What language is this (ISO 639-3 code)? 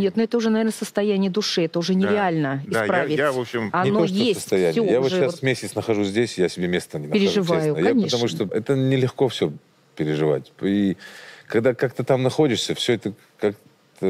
rus